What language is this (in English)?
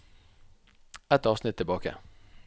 Norwegian